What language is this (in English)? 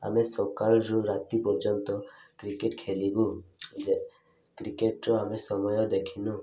Odia